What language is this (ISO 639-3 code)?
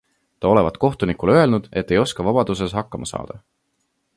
est